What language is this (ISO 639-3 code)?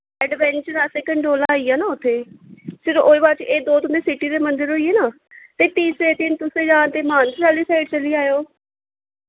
doi